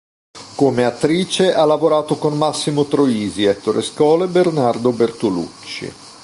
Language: Italian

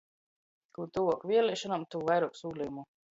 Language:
Latgalian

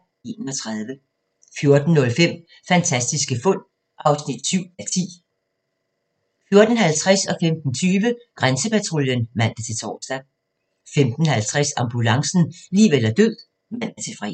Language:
Danish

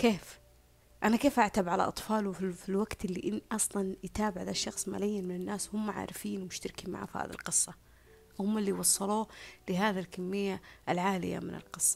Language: Arabic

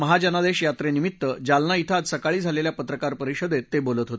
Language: Marathi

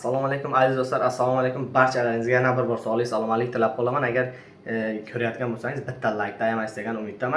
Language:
Uzbek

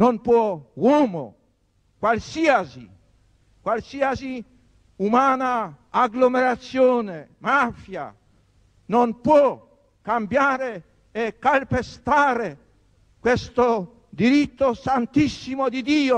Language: Italian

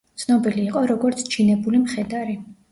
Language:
Georgian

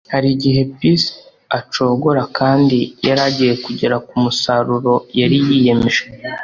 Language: Kinyarwanda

